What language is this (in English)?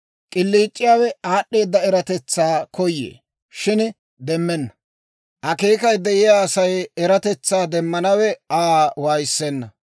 Dawro